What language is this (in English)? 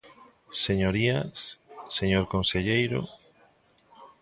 Galician